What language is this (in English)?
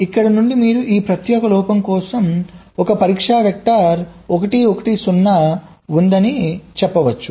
Telugu